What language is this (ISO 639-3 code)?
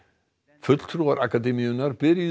isl